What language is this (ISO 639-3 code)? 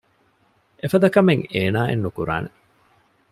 div